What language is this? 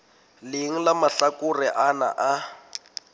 Southern Sotho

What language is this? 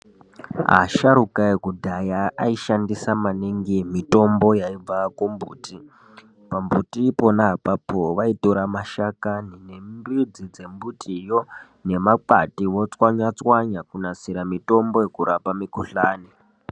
Ndau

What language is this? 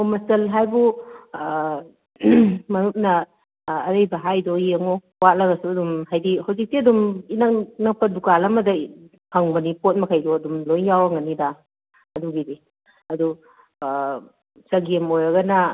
Manipuri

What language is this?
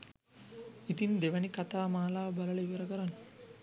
Sinhala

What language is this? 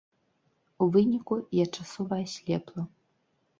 Belarusian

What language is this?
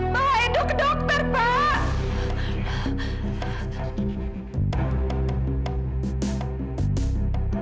Indonesian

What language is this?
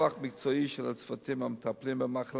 Hebrew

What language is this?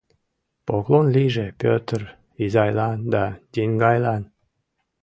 Mari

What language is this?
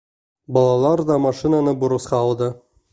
Bashkir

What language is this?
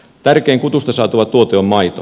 Finnish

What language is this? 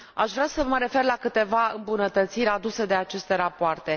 Romanian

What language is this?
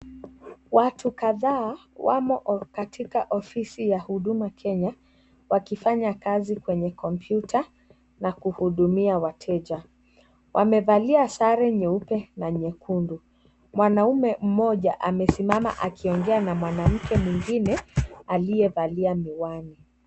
Swahili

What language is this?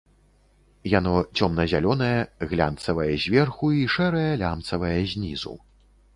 Belarusian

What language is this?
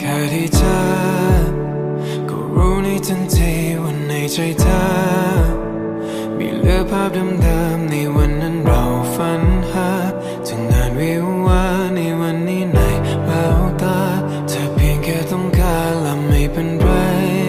Thai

